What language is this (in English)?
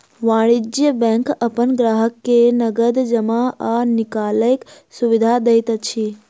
Maithili